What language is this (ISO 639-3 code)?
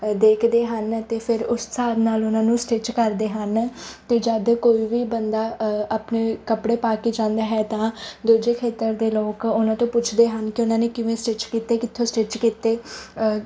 pan